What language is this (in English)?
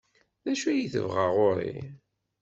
Kabyle